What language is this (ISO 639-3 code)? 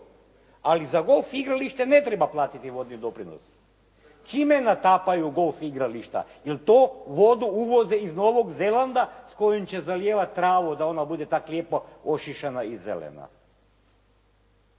hrv